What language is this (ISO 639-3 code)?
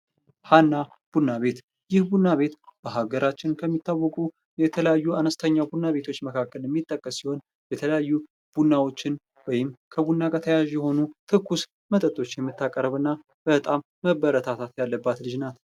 amh